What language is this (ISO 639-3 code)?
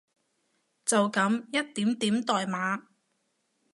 yue